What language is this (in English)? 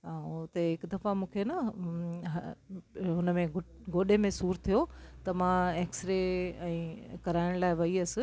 Sindhi